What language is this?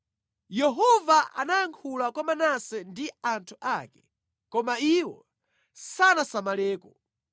Nyanja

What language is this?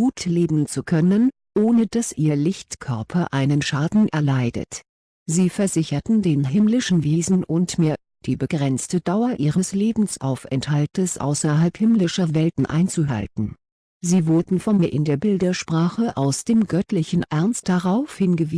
German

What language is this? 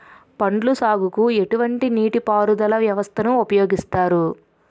Telugu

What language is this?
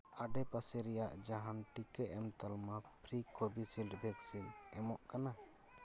Santali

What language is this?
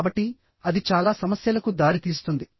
Telugu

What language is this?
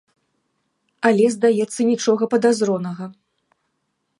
Belarusian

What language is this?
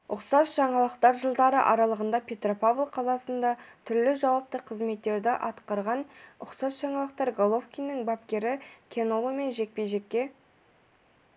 Kazakh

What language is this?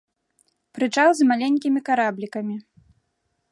Belarusian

